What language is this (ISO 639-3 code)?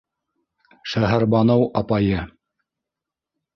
bak